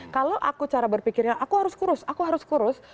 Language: Indonesian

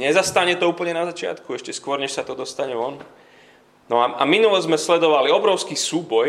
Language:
Slovak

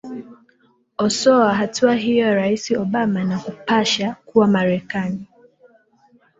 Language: Swahili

